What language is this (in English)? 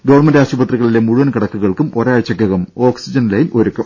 Malayalam